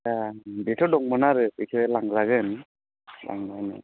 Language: Bodo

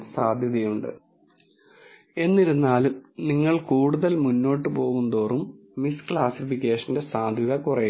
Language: Malayalam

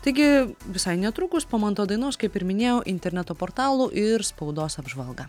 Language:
Lithuanian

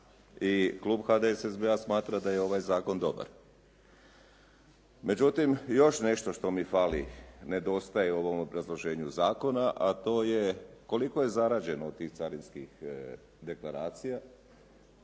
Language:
Croatian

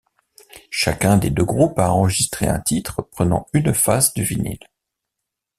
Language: French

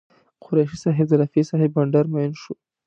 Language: Pashto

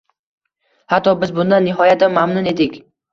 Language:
Uzbek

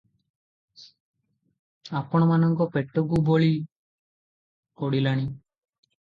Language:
Odia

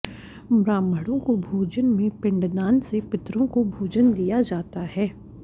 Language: Hindi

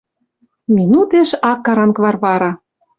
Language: Western Mari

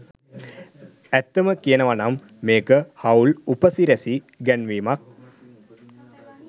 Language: Sinhala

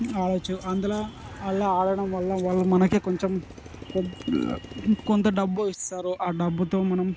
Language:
Telugu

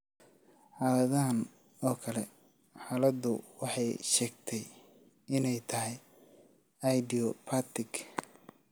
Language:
Somali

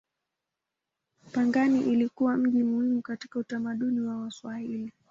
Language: Swahili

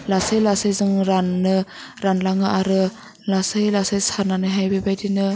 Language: Bodo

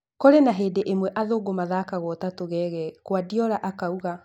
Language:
Kikuyu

